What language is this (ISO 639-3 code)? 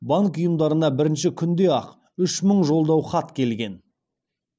kaz